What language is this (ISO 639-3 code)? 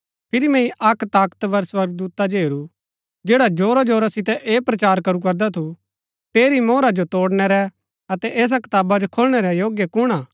gbk